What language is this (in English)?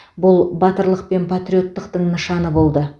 Kazakh